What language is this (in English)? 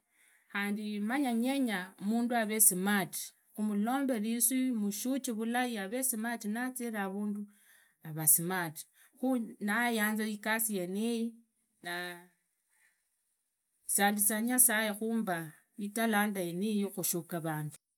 Idakho-Isukha-Tiriki